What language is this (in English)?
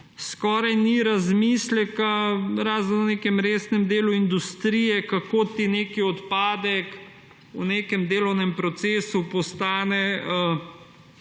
Slovenian